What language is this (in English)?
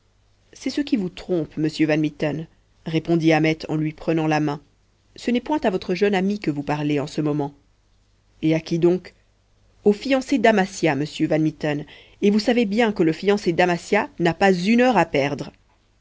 French